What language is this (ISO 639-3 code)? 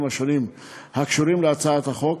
heb